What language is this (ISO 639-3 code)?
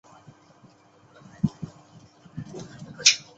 zho